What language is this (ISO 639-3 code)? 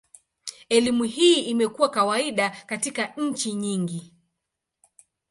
swa